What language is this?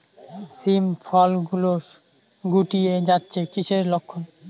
Bangla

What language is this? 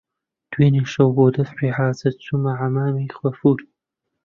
Central Kurdish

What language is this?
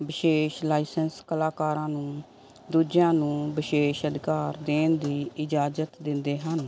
Punjabi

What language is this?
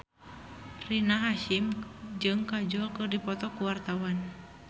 Sundanese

